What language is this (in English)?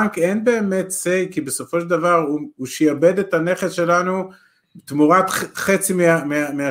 Hebrew